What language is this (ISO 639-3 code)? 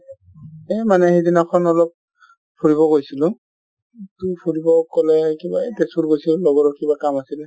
asm